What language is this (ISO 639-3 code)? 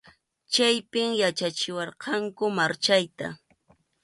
qxu